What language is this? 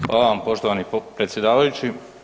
Croatian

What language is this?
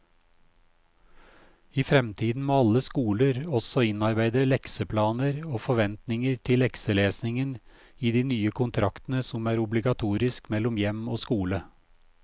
Norwegian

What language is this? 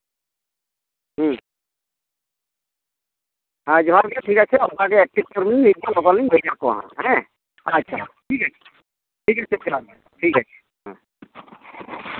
Santali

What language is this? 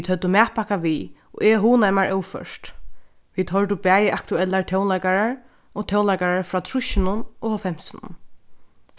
Faroese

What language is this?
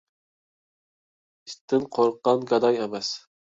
Uyghur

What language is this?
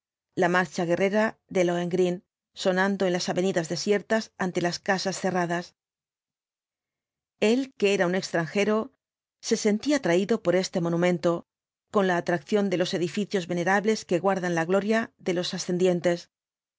Spanish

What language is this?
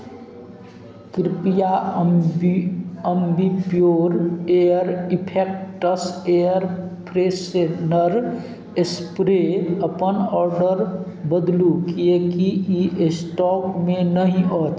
Maithili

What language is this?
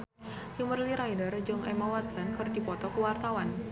Sundanese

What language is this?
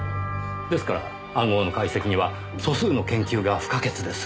Japanese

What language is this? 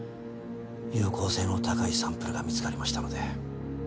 Japanese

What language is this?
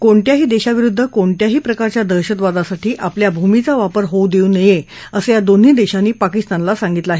Marathi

